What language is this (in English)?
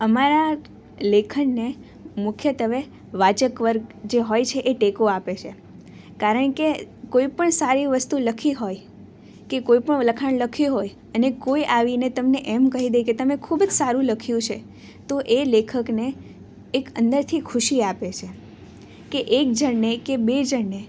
Gujarati